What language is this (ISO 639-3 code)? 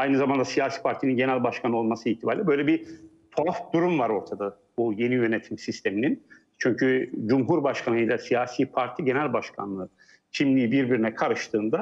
tur